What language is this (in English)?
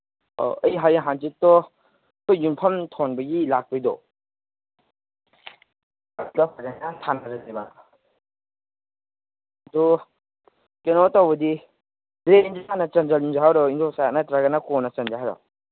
Manipuri